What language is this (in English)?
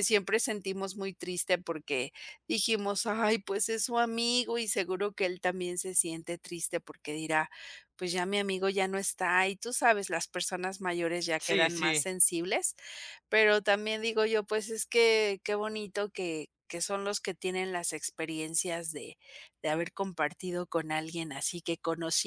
Spanish